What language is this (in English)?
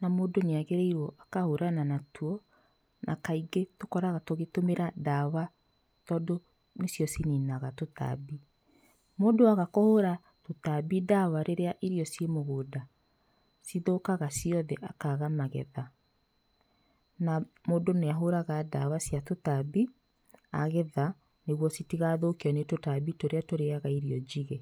Kikuyu